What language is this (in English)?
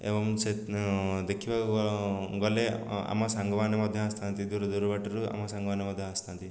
Odia